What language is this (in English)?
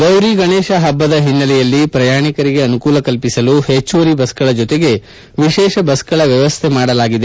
Kannada